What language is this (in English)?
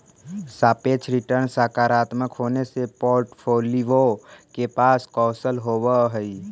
Magahi